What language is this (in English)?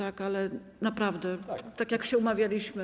Polish